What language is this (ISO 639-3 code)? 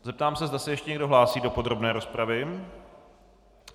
ces